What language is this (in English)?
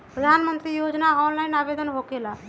Magahi